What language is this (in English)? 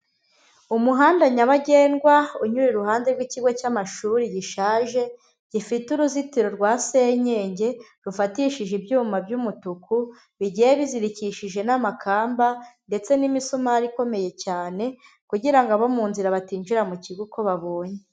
Kinyarwanda